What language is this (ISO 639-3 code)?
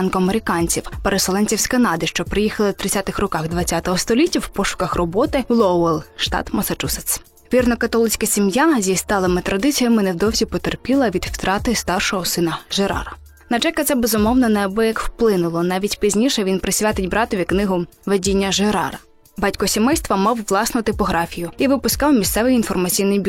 ukr